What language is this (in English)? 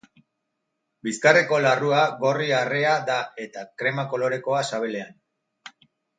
Basque